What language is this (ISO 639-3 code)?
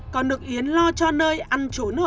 vie